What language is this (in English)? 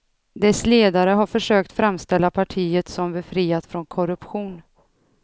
Swedish